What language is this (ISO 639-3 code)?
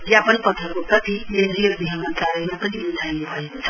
nep